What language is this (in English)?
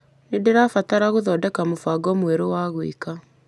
Kikuyu